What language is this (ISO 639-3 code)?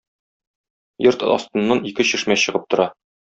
tat